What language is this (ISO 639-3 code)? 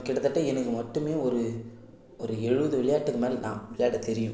tam